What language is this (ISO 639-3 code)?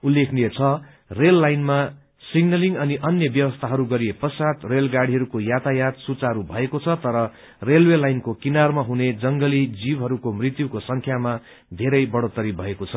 nep